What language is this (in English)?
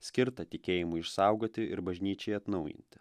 Lithuanian